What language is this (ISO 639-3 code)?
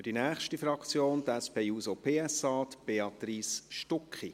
gsw